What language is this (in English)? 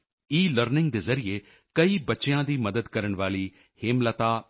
Punjabi